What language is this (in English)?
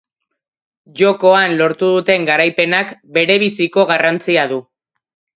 Basque